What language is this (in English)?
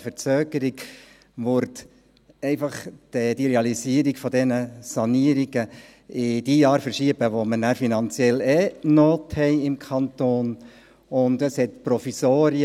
Swiss German